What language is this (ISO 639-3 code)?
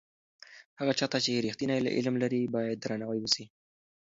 pus